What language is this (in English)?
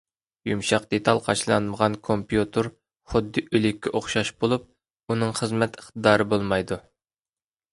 Uyghur